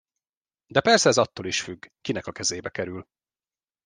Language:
Hungarian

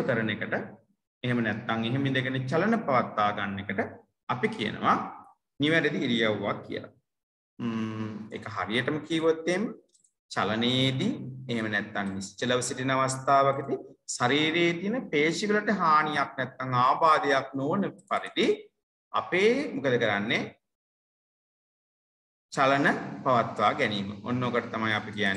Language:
Indonesian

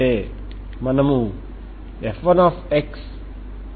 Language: Telugu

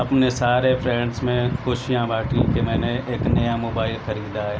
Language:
Urdu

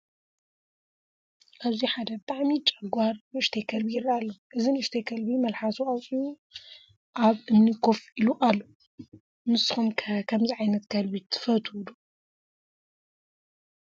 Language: Tigrinya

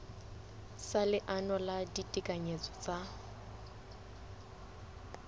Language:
Southern Sotho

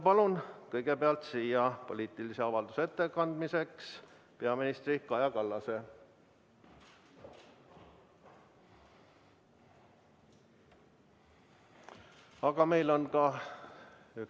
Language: Estonian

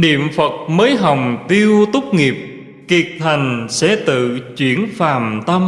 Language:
Vietnamese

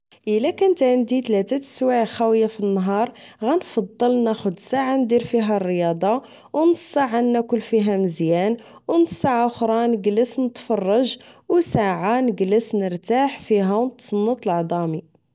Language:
Moroccan Arabic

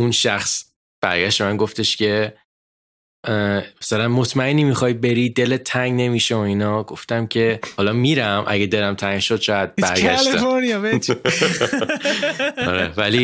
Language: Persian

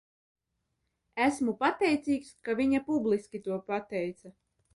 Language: Latvian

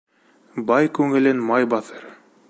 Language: Bashkir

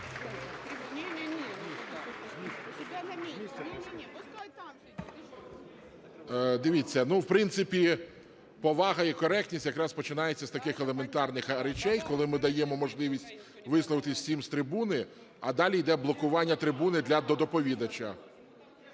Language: Ukrainian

